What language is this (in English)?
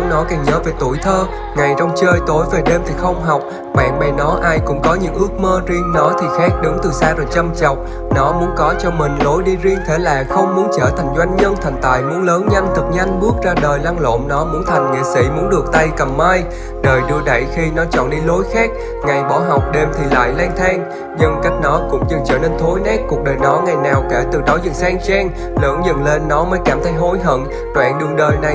Vietnamese